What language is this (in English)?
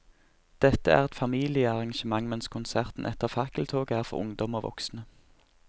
Norwegian